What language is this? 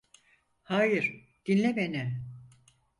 Turkish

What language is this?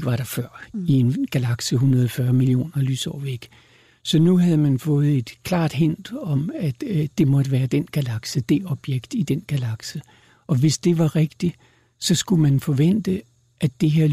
Danish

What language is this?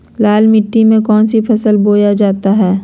Magahi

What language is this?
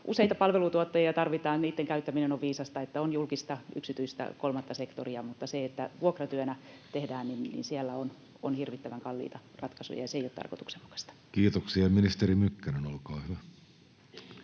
Finnish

